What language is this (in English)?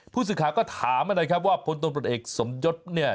Thai